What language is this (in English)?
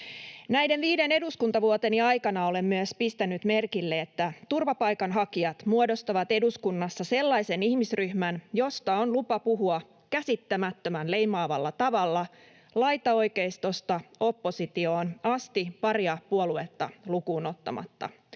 Finnish